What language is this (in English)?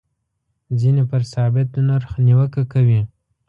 Pashto